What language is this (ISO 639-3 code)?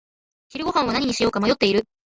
jpn